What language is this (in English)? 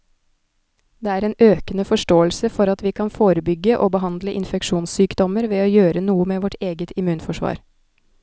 Norwegian